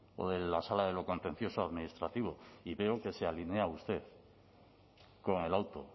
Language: Spanish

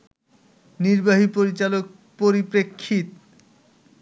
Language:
Bangla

